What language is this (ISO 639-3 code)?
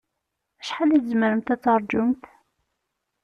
kab